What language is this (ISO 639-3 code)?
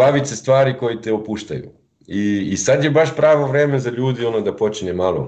hrv